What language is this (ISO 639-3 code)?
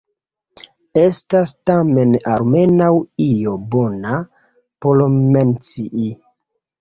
epo